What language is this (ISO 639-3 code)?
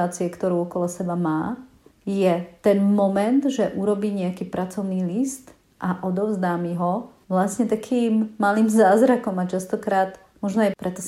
slk